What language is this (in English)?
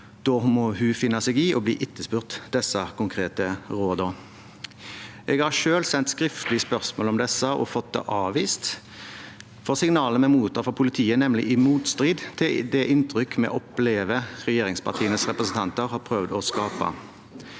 Norwegian